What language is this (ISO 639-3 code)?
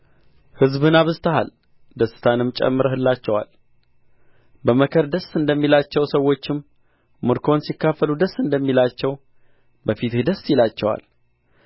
amh